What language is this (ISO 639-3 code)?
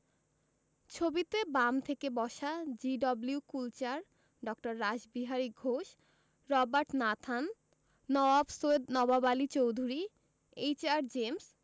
ben